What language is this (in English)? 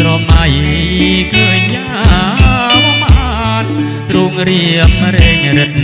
Thai